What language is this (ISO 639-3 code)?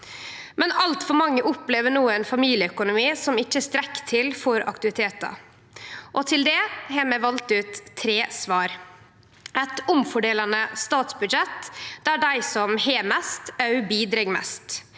nor